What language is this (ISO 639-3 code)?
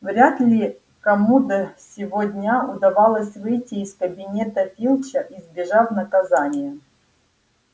rus